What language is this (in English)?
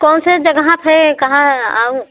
Hindi